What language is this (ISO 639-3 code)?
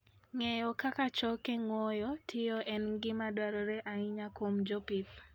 luo